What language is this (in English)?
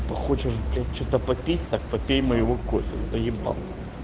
Russian